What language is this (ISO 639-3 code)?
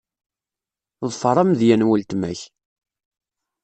kab